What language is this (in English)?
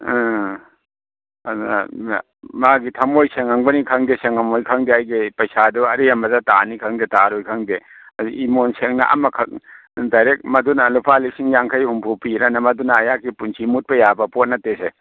Manipuri